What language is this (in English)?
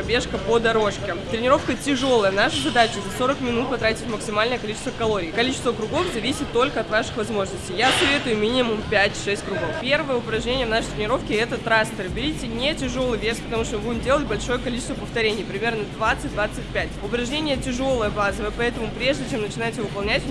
Russian